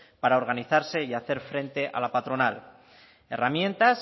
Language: Spanish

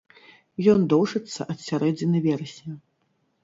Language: Belarusian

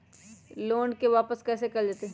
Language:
Magahi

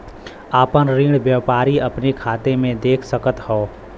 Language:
Bhojpuri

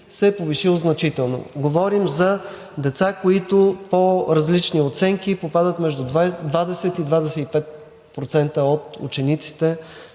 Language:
Bulgarian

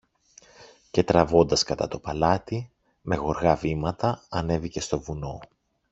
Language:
Greek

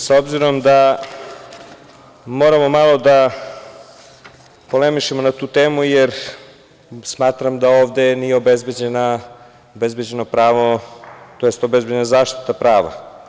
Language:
Serbian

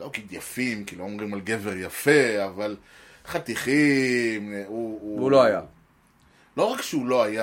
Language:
Hebrew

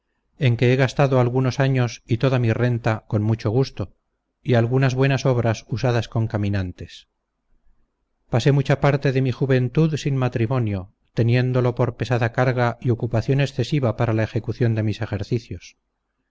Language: Spanish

